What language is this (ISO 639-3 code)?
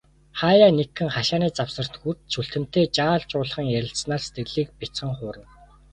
mon